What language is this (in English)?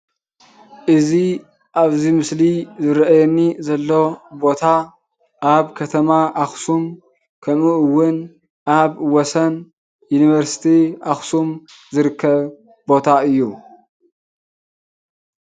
Tigrinya